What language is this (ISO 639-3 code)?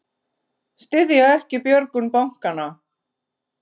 isl